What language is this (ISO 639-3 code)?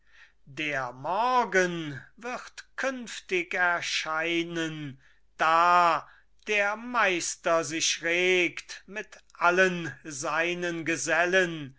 deu